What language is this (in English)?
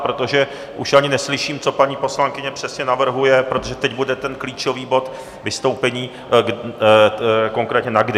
Czech